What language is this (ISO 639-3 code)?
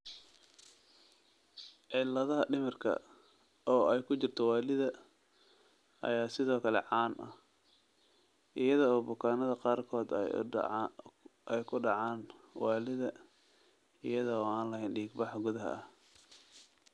som